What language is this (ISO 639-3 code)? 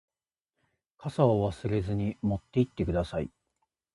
jpn